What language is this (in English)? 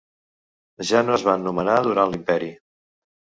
Catalan